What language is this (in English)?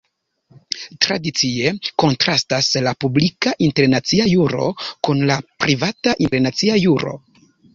Esperanto